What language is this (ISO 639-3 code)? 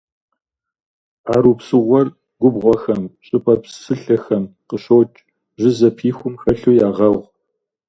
kbd